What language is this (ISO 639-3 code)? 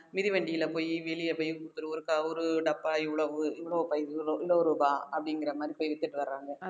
tam